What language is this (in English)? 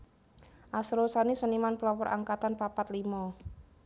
Javanese